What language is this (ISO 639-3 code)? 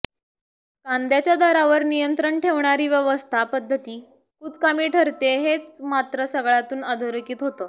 mar